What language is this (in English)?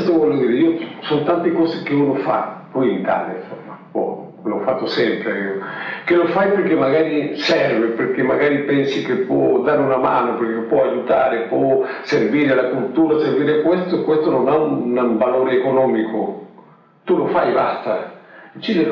Italian